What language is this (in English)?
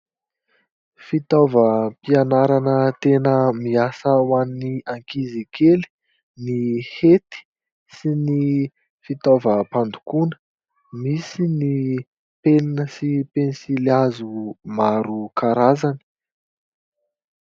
Malagasy